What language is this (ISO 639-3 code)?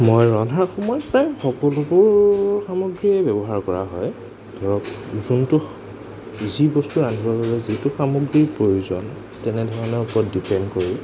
asm